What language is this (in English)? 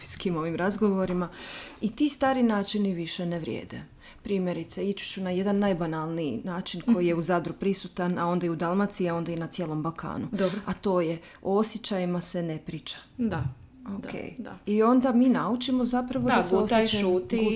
Croatian